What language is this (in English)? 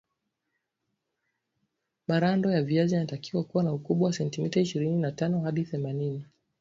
Swahili